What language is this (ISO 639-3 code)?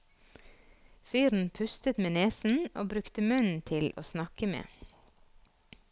nor